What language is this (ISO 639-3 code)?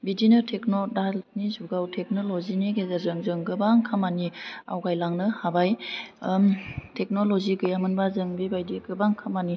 brx